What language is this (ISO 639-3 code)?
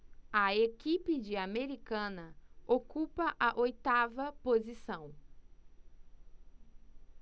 por